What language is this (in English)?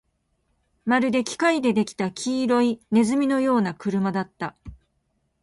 Japanese